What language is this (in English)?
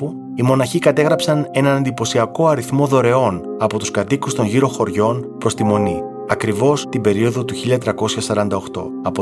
Greek